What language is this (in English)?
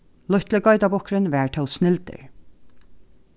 Faroese